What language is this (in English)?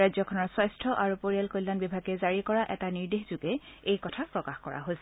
Assamese